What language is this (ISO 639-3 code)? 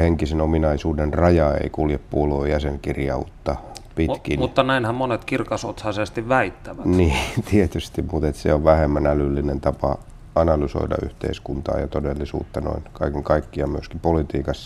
fin